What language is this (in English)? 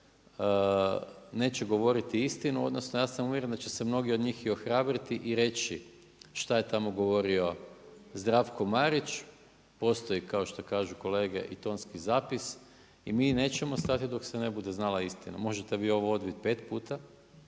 Croatian